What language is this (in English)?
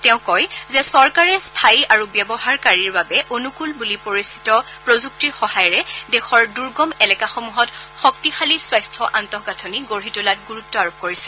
Assamese